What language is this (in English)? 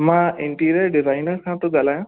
Sindhi